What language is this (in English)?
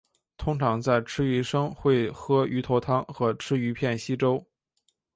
Chinese